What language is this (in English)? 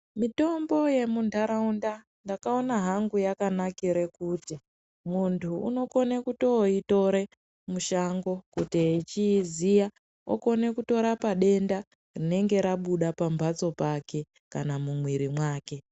Ndau